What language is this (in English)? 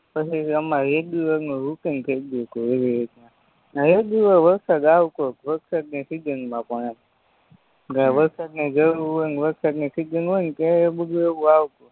Gujarati